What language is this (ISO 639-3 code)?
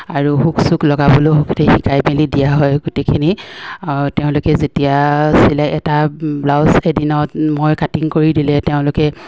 asm